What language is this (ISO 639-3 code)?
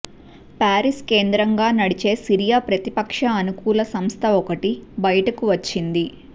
tel